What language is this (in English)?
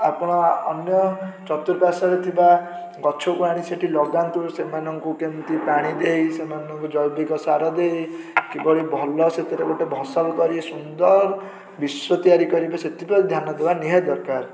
Odia